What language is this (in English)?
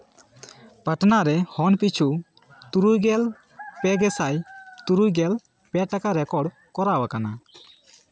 Santali